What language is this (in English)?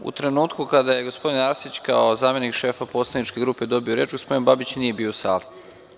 Serbian